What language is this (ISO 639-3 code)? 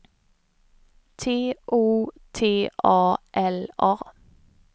swe